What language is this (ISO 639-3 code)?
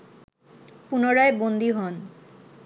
ben